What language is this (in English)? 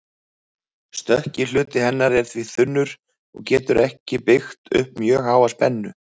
Icelandic